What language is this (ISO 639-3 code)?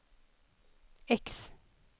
swe